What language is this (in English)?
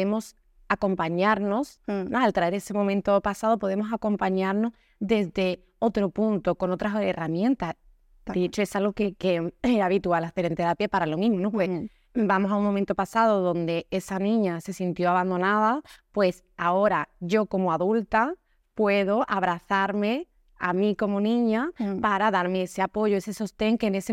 Spanish